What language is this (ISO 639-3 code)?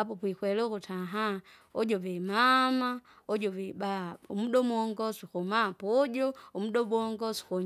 zga